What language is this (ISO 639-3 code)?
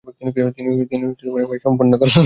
ben